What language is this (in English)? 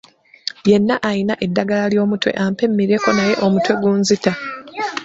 Ganda